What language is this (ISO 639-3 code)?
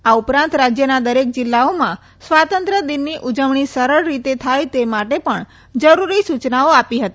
guj